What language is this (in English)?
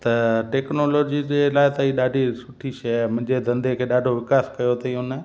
Sindhi